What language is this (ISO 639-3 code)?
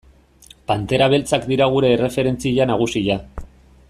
eus